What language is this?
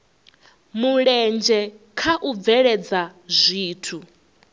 Venda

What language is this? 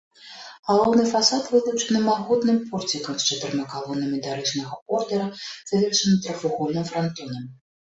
Belarusian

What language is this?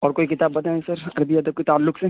Urdu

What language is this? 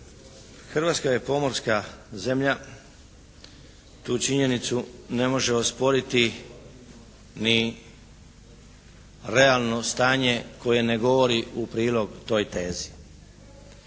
Croatian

